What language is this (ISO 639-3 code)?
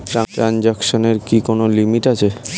ben